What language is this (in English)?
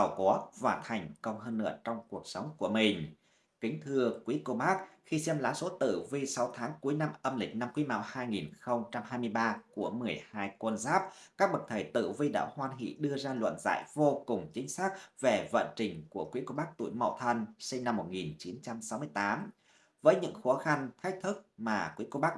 Vietnamese